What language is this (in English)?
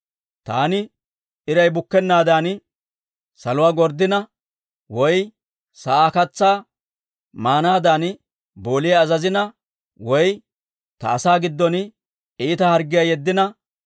Dawro